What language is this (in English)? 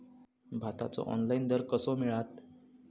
Marathi